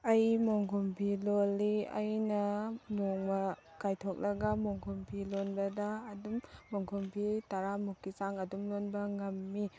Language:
Manipuri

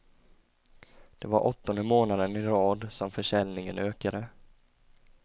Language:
Swedish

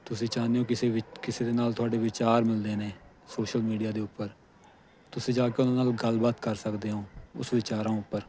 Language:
Punjabi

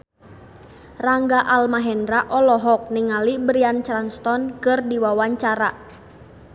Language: Sundanese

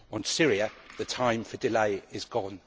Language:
English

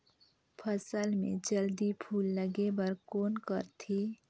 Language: Chhattisgarhi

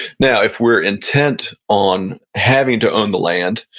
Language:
English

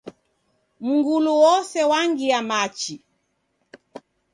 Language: Taita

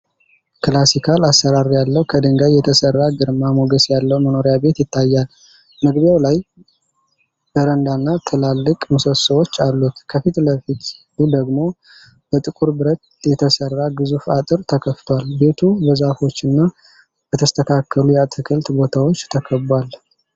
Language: Amharic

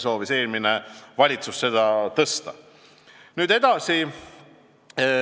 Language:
Estonian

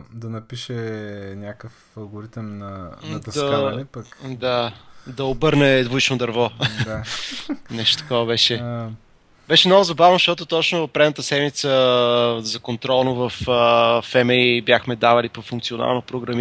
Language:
Bulgarian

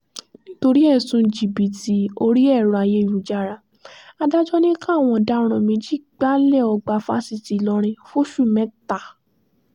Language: Yoruba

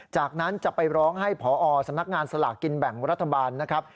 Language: Thai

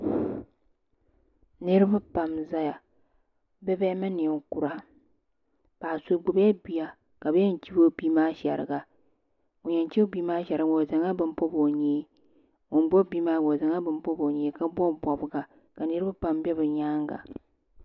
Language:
Dagbani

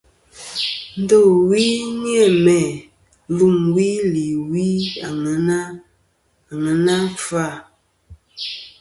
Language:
Kom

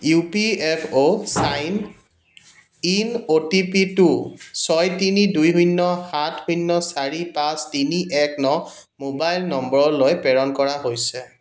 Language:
Assamese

